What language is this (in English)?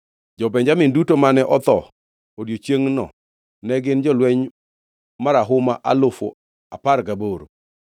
Luo (Kenya and Tanzania)